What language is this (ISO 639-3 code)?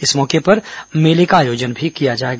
hin